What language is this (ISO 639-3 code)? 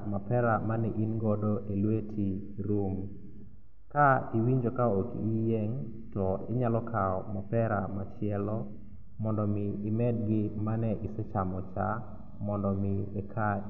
luo